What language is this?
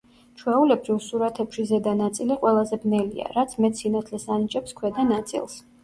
Georgian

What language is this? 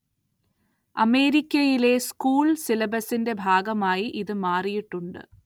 Malayalam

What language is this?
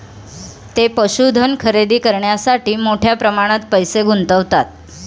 Marathi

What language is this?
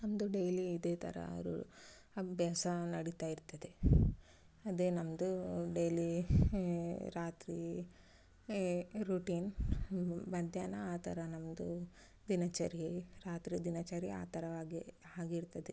Kannada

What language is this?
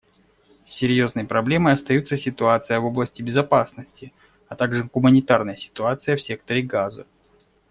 Russian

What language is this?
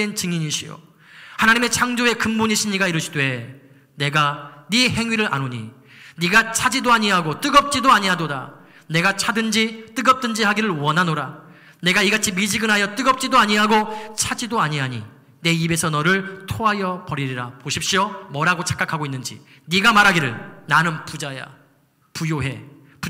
Korean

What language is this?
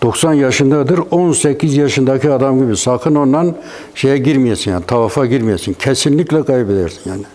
Turkish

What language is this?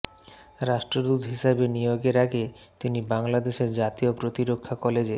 Bangla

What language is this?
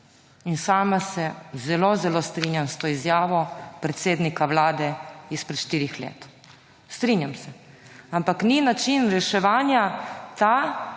Slovenian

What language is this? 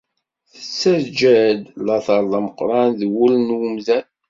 Kabyle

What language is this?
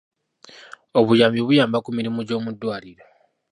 Ganda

